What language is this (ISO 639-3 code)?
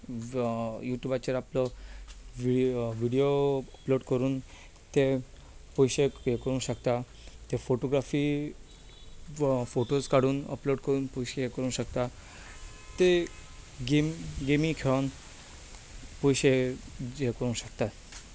kok